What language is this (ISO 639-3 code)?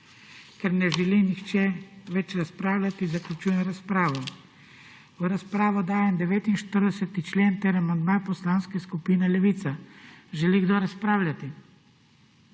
slv